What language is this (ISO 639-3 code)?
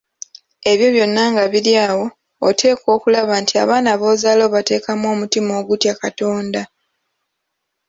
lug